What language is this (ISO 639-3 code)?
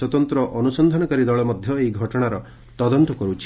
ori